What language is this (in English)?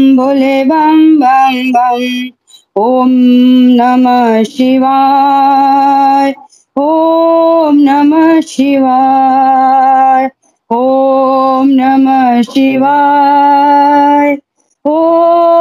Hindi